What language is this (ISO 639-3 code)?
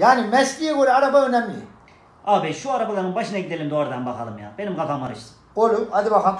tur